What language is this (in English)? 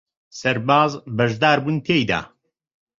Central Kurdish